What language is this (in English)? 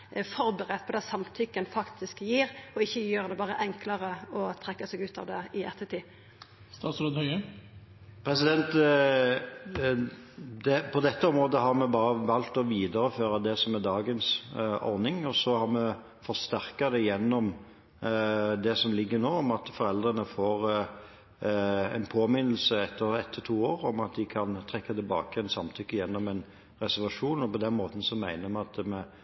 Norwegian